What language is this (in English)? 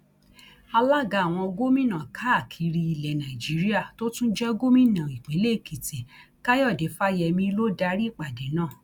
Yoruba